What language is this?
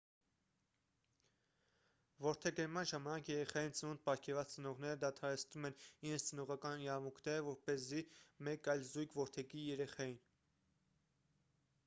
Armenian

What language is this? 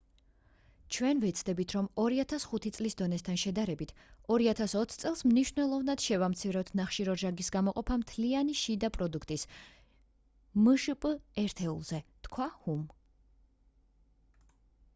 Georgian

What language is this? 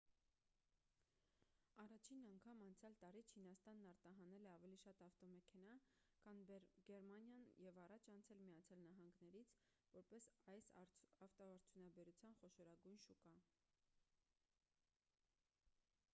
Armenian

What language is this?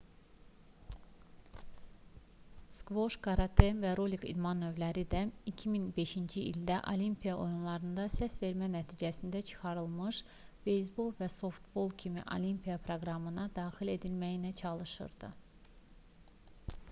Azerbaijani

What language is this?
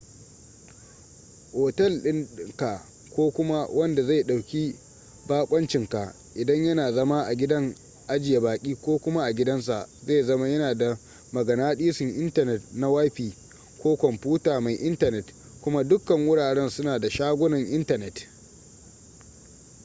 Hausa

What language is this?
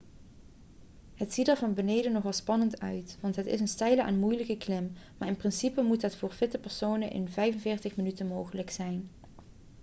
Dutch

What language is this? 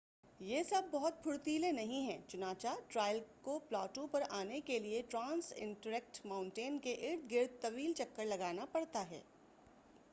Urdu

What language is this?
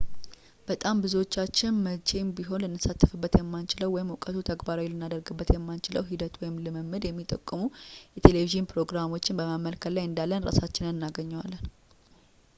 Amharic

